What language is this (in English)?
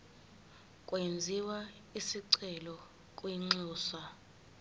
Zulu